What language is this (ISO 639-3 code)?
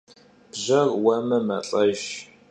kbd